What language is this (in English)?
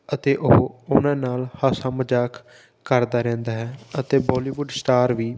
Punjabi